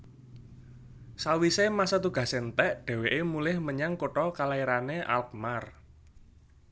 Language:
Javanese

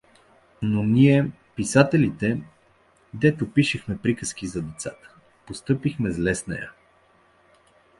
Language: Bulgarian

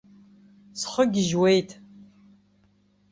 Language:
Abkhazian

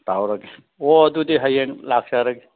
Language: Manipuri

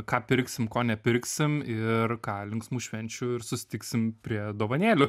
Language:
Lithuanian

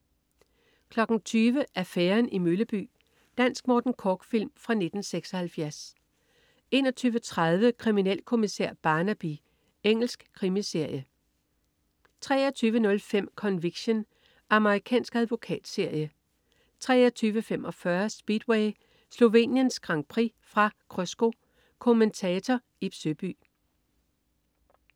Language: Danish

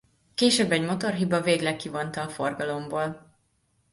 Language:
Hungarian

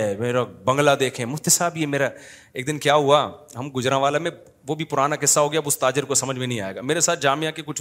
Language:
Urdu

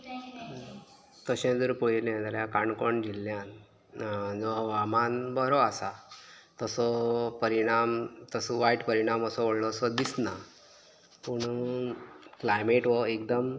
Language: Konkani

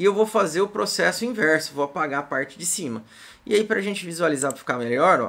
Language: Portuguese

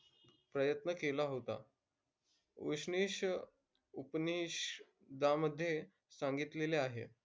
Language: Marathi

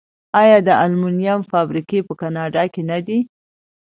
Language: Pashto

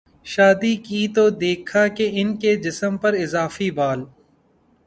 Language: Urdu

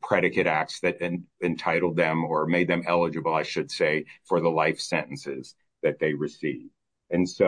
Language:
English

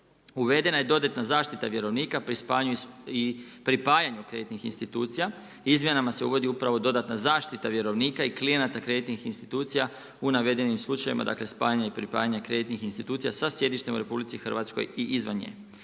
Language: Croatian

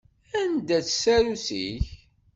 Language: Kabyle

